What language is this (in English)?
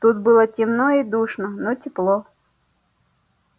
Russian